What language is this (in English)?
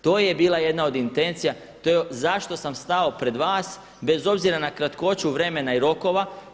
Croatian